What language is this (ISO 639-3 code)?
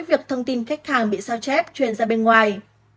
vie